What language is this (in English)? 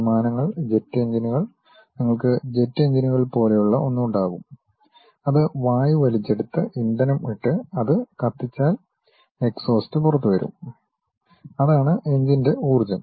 Malayalam